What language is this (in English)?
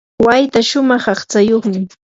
Yanahuanca Pasco Quechua